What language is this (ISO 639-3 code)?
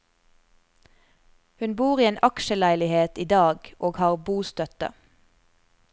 nor